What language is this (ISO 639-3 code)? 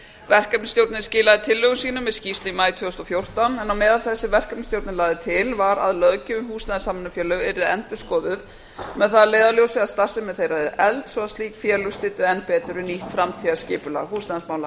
isl